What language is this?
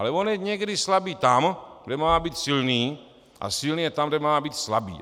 Czech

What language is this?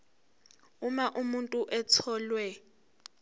Zulu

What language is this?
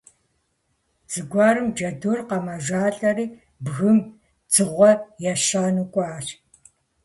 Kabardian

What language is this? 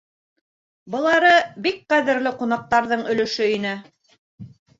Bashkir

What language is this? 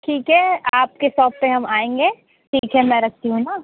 Hindi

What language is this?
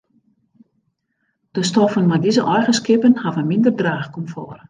Western Frisian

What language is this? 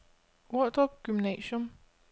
Danish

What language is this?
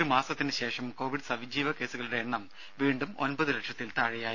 Malayalam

